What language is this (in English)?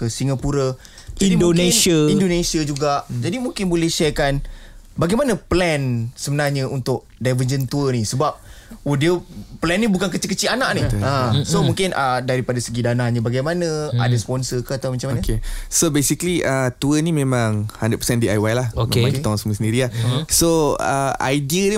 Malay